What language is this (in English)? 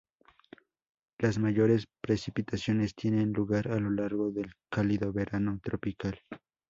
Spanish